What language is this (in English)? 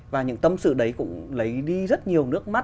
Vietnamese